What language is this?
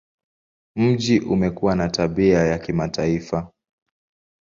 Swahili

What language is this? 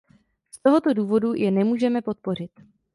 Czech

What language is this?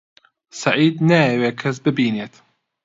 Central Kurdish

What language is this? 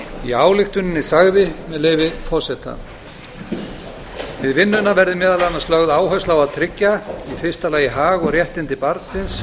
Icelandic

